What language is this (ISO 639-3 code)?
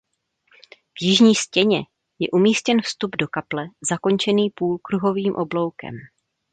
ces